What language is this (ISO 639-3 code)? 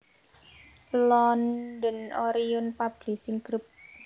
jav